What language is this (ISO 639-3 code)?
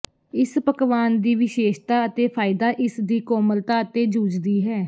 pan